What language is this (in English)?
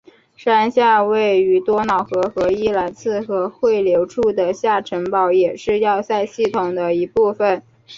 Chinese